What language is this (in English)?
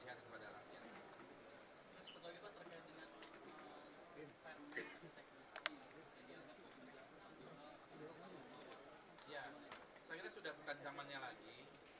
Indonesian